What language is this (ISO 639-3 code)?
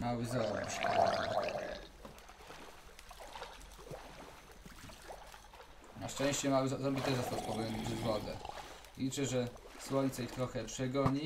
pol